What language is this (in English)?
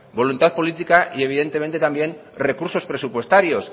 Spanish